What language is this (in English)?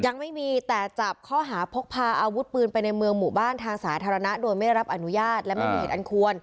Thai